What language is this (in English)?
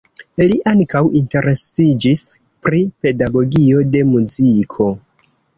Esperanto